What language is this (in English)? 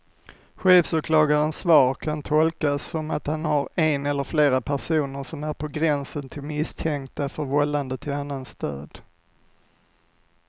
Swedish